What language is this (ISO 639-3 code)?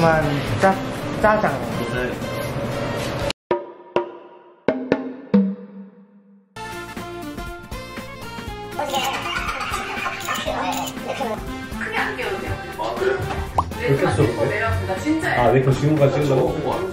kor